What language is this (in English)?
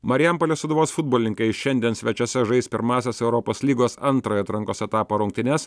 Lithuanian